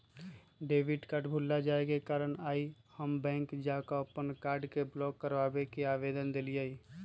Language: Magahi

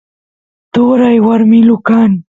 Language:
Santiago del Estero Quichua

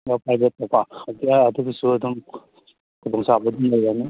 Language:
Manipuri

